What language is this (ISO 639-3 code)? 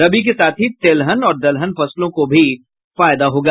hin